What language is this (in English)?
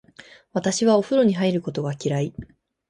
Japanese